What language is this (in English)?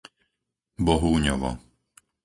Slovak